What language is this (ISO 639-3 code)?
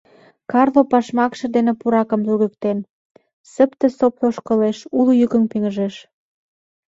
chm